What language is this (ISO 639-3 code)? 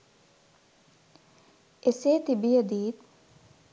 sin